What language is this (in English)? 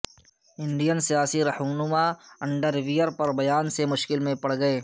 Urdu